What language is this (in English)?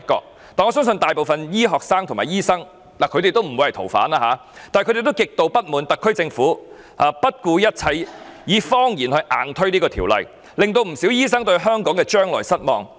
Cantonese